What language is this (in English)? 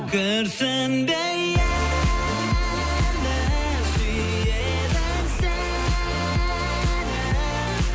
Kazakh